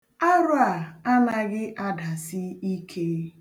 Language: Igbo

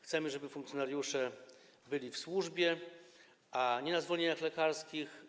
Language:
Polish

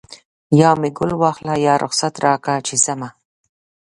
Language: Pashto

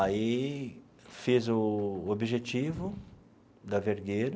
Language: Portuguese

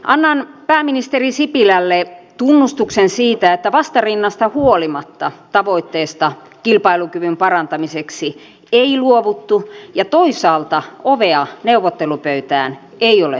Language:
Finnish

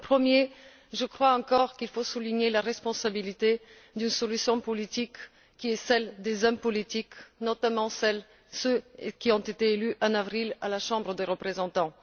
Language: French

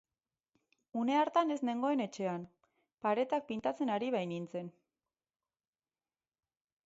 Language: Basque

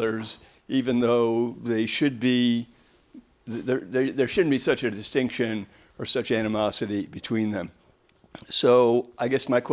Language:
English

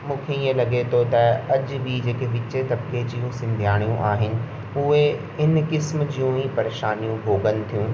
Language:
Sindhi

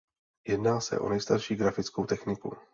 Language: Czech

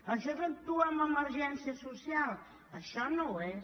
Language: Catalan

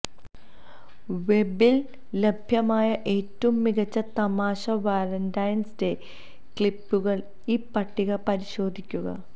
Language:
Malayalam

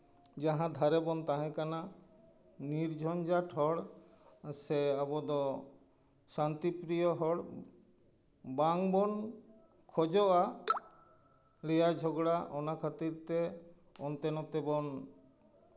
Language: Santali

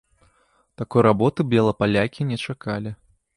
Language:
Belarusian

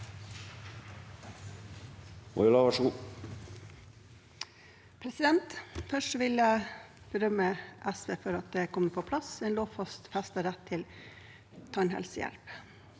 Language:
Norwegian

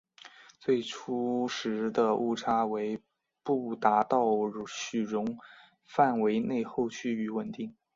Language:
Chinese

